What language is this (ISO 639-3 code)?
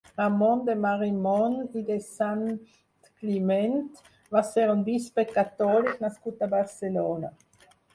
cat